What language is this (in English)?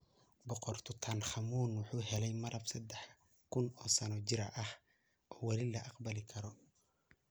Somali